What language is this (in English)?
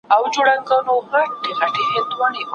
Pashto